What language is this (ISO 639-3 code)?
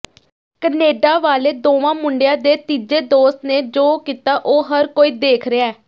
pan